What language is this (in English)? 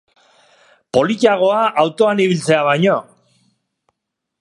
Basque